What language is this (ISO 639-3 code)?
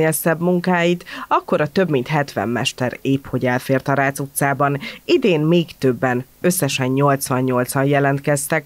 hun